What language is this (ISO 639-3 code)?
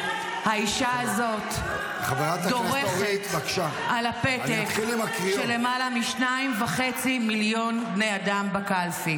heb